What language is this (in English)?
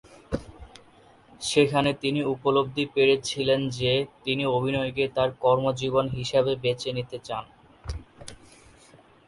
Bangla